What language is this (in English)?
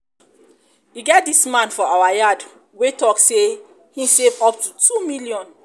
Nigerian Pidgin